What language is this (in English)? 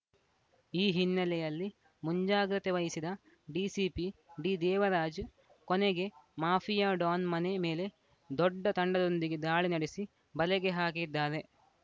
Kannada